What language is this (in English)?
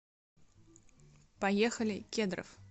Russian